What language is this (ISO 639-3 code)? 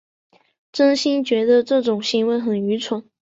zho